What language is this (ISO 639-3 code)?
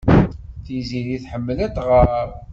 kab